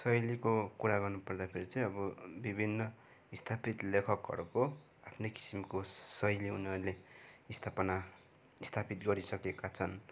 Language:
Nepali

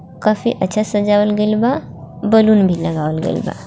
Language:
Bhojpuri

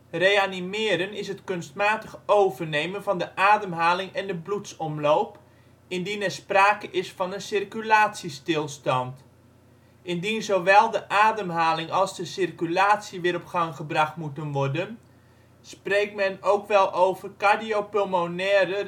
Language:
Dutch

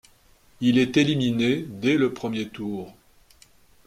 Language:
French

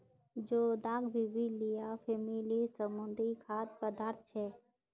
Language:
Magahi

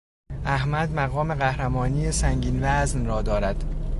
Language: Persian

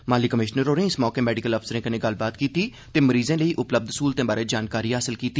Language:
Dogri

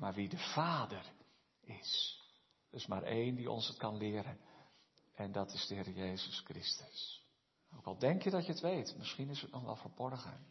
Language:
Dutch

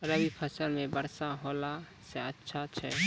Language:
Maithili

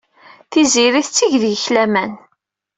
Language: Kabyle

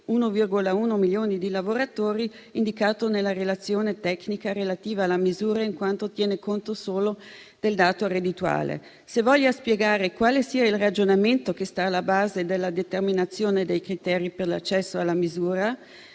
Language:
Italian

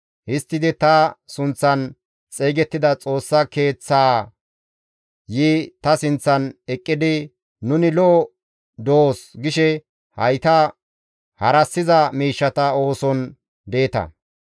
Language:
Gamo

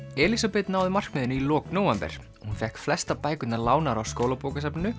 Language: Icelandic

